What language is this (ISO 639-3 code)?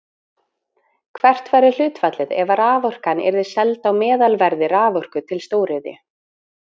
isl